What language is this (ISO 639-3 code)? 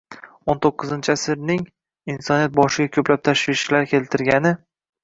uzb